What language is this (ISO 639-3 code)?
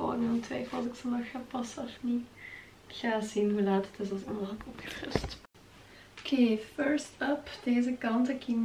nld